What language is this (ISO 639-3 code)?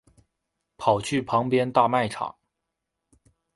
zho